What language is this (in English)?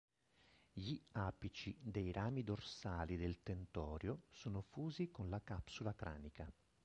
Italian